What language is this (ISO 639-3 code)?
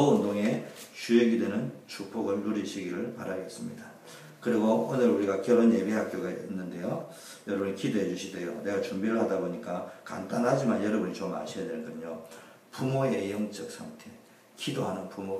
kor